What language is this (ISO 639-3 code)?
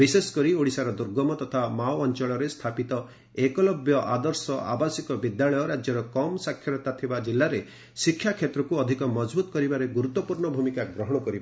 ori